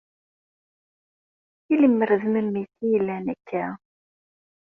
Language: Kabyle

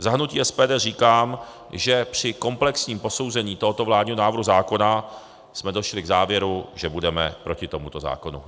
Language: Czech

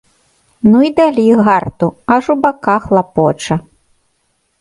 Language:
Belarusian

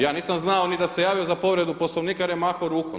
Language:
Croatian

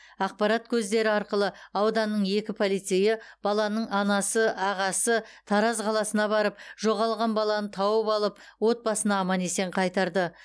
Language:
Kazakh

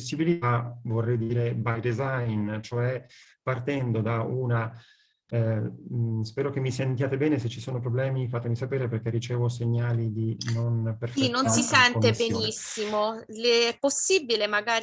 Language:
Italian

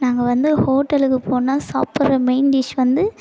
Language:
Tamil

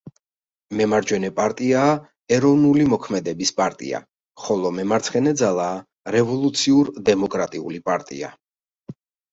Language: Georgian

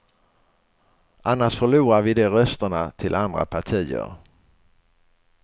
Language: Swedish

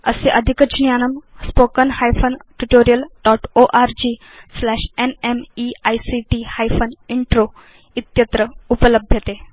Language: Sanskrit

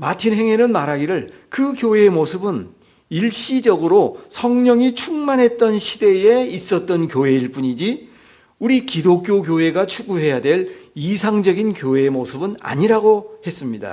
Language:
Korean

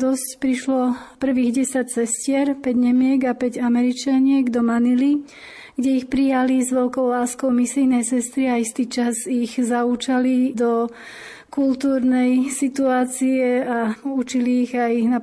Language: Slovak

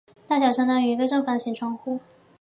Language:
Chinese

